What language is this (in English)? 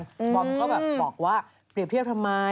Thai